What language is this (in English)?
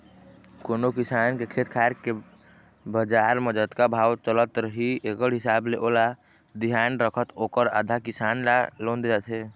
Chhattisgarhi